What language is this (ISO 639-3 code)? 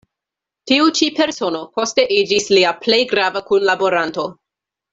epo